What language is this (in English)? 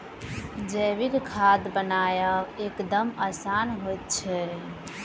Maithili